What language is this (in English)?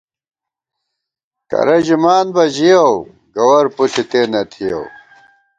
Gawar-Bati